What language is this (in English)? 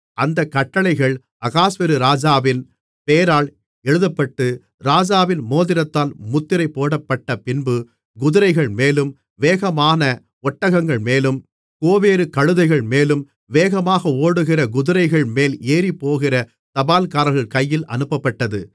Tamil